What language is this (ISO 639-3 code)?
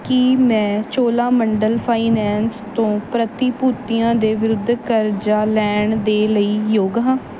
pan